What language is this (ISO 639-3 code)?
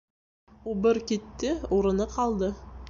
bak